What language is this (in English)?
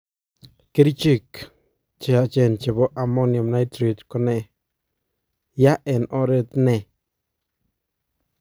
Kalenjin